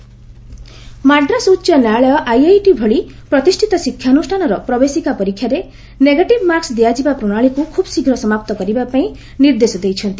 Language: Odia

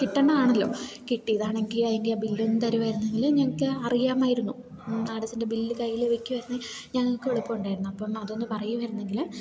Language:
Malayalam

